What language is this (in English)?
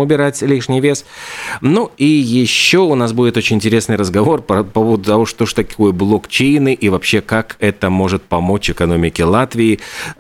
Russian